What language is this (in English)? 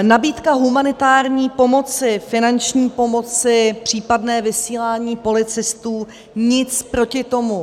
Czech